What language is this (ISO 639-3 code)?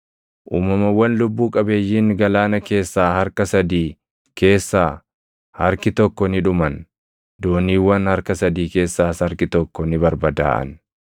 orm